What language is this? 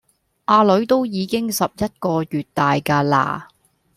Cantonese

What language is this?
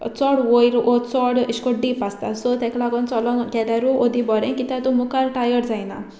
Konkani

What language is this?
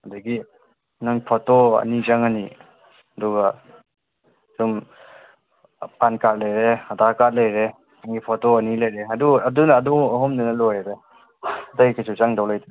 Manipuri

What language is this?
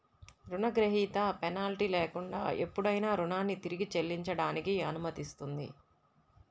Telugu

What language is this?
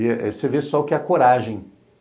Portuguese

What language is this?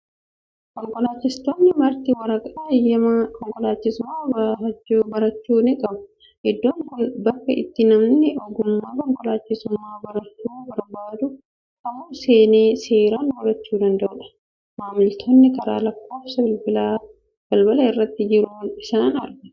Oromo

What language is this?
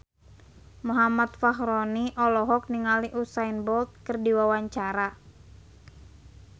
Sundanese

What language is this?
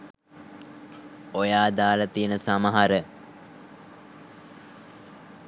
Sinhala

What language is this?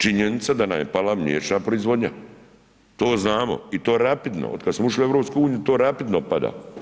Croatian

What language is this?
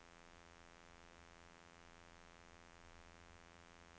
Norwegian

